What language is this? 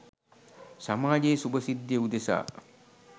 Sinhala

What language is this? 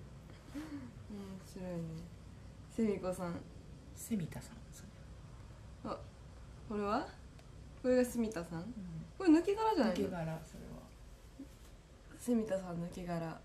Japanese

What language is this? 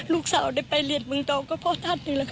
Thai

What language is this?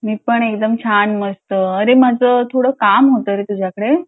Marathi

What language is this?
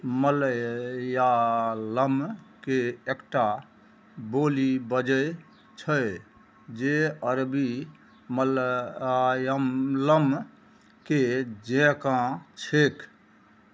Maithili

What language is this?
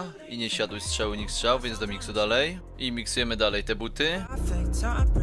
Polish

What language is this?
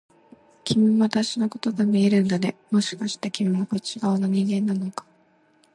Japanese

